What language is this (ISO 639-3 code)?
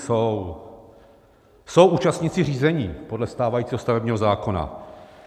ces